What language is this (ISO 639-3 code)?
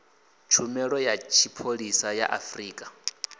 ven